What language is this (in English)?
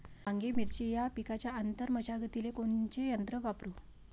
Marathi